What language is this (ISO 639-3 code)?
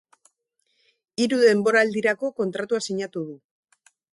eus